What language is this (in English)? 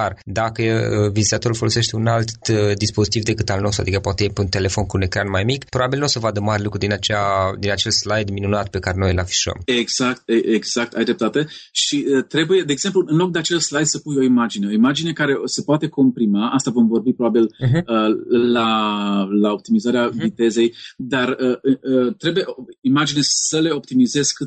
Romanian